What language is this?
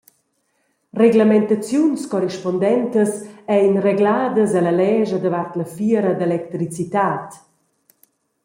Romansh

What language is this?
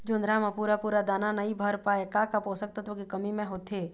Chhattisgarhi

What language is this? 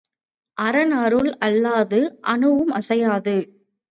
Tamil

